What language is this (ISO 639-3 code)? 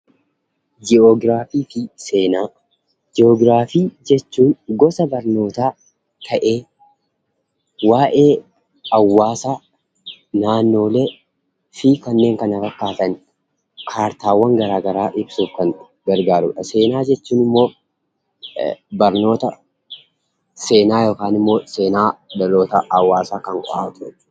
orm